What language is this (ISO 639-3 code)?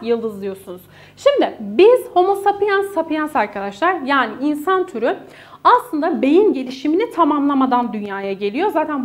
tur